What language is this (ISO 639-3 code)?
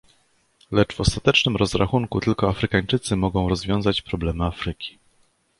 pol